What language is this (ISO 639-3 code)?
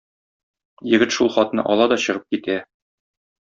tat